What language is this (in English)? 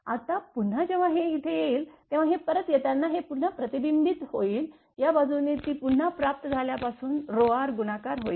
Marathi